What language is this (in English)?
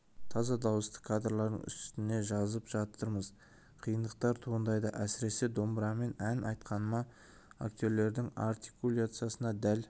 Kazakh